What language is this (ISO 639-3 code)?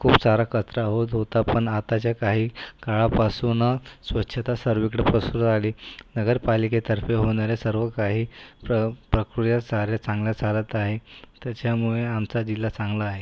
mar